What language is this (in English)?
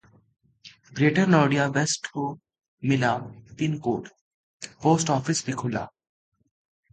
Hindi